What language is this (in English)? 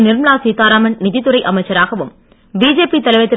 Tamil